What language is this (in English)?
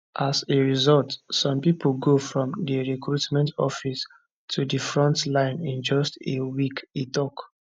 Nigerian Pidgin